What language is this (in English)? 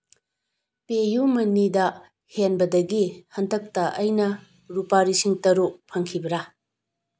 Manipuri